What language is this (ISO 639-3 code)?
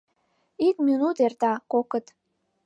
chm